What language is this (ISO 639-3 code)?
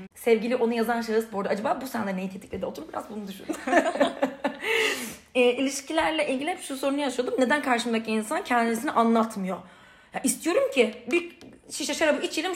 tur